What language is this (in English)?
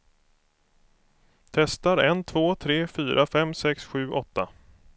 Swedish